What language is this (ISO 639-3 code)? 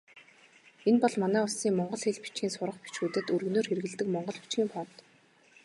mon